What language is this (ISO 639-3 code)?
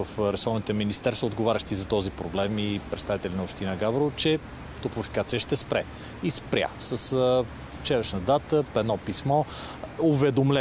bul